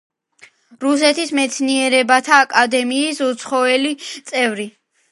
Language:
Georgian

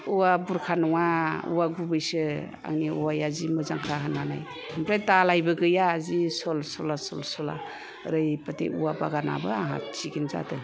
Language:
Bodo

